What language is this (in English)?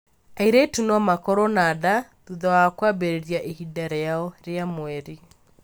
Kikuyu